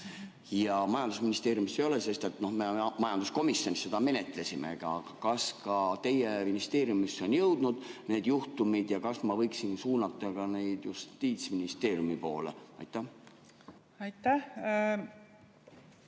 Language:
Estonian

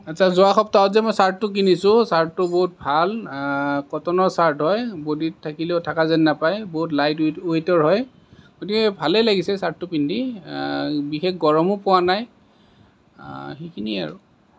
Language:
Assamese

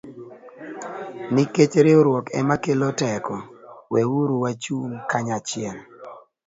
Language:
Luo (Kenya and Tanzania)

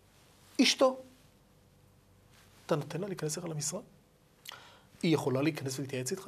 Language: Hebrew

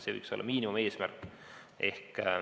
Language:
Estonian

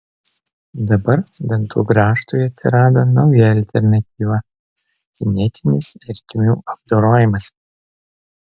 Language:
Lithuanian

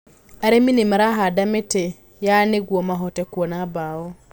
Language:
Kikuyu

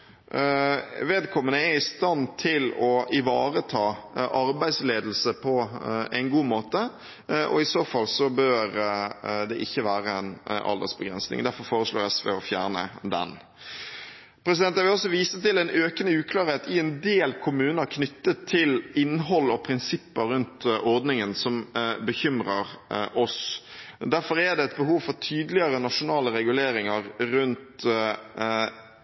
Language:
Norwegian Bokmål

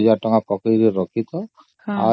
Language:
Odia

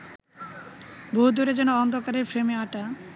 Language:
Bangla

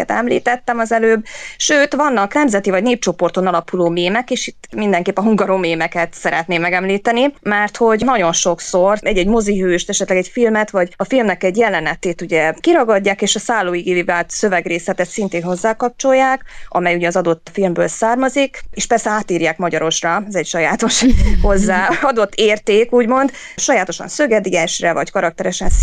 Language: Hungarian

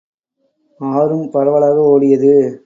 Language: Tamil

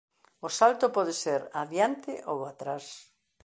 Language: Galician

